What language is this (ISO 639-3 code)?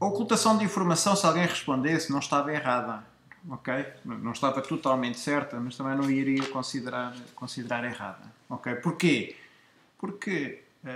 por